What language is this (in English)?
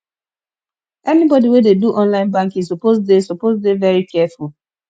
Nigerian Pidgin